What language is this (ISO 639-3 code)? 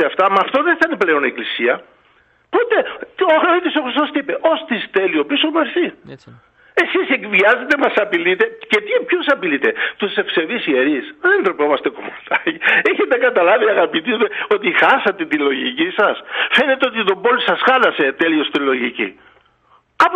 ell